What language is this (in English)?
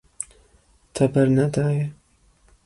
Kurdish